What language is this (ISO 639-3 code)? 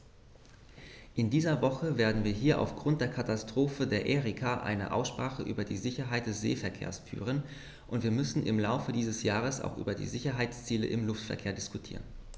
deu